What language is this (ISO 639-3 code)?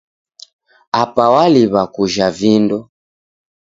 dav